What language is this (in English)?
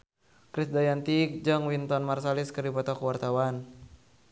Sundanese